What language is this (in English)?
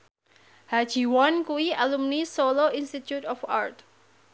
Javanese